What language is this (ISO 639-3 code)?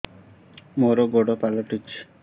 ori